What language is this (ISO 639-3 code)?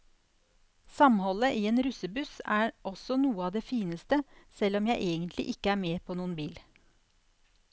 nor